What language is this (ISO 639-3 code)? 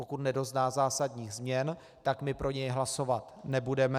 ces